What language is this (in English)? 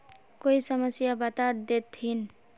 Magahi